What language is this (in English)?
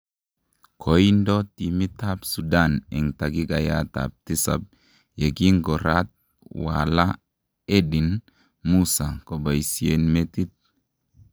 Kalenjin